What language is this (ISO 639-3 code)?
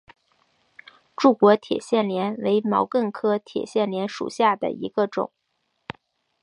zho